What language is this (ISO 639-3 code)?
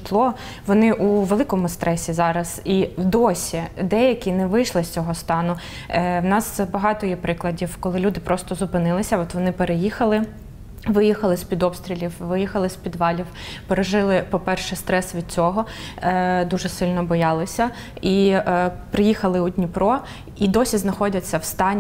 ukr